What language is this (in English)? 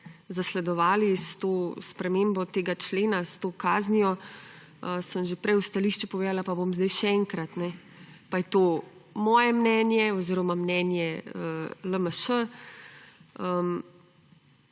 Slovenian